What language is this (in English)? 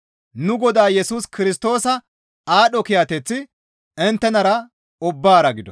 Gamo